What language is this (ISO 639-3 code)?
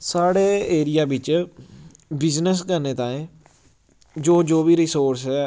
doi